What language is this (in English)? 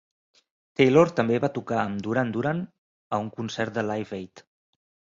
Catalan